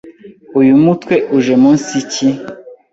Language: Kinyarwanda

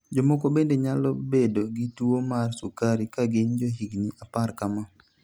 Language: Luo (Kenya and Tanzania)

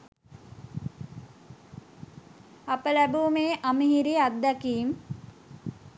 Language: Sinhala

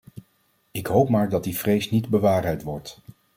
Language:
Dutch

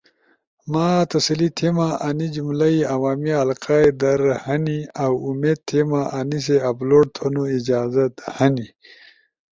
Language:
Ushojo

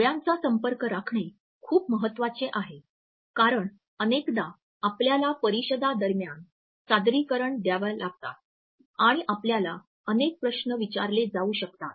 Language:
Marathi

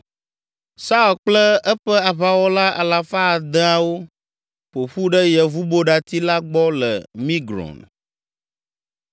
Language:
Ewe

